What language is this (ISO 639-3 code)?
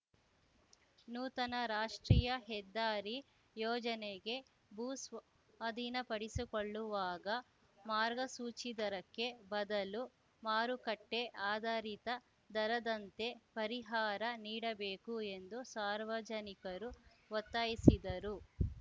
kan